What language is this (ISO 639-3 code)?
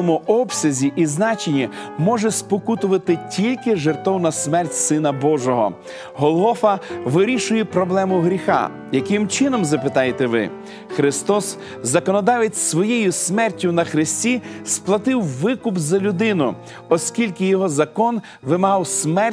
ukr